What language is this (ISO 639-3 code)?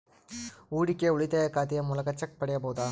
kan